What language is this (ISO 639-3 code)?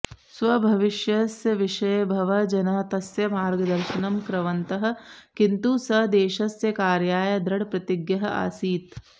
san